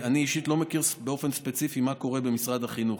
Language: Hebrew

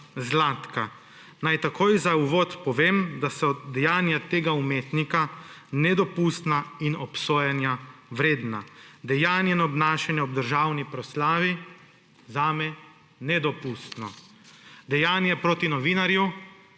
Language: Slovenian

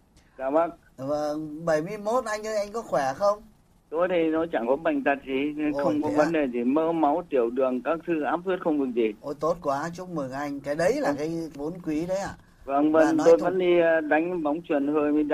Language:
Vietnamese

